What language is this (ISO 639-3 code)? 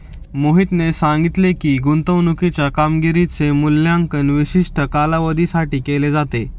mar